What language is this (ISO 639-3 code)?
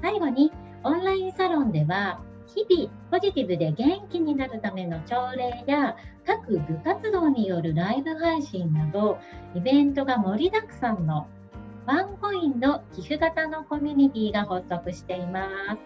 jpn